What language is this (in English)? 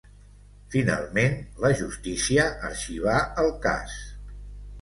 Catalan